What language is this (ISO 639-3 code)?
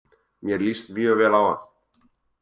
isl